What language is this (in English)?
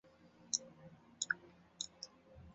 Chinese